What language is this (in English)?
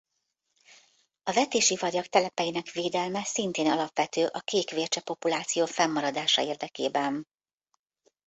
Hungarian